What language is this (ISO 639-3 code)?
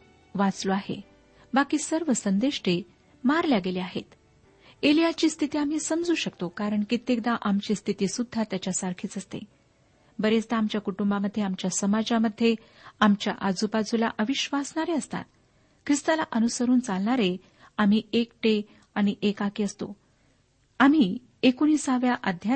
mar